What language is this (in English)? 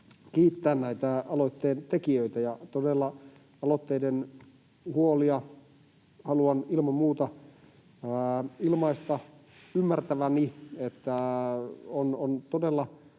Finnish